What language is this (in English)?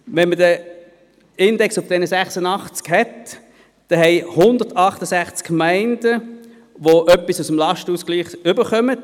Swiss German